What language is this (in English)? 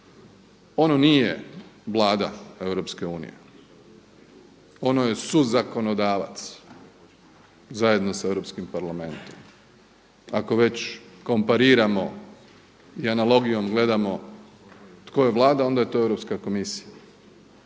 Croatian